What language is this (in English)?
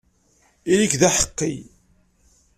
Kabyle